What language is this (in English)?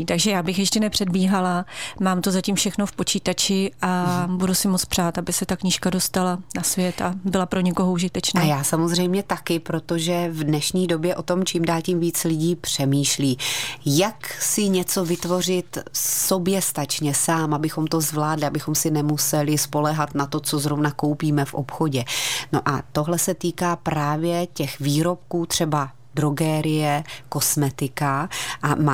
Czech